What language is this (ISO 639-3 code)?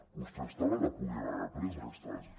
cat